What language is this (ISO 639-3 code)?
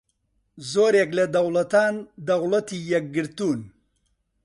ckb